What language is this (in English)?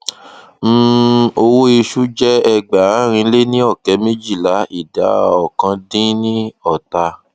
Yoruba